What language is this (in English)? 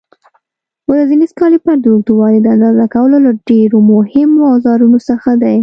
Pashto